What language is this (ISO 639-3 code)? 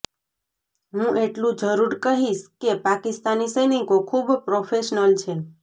guj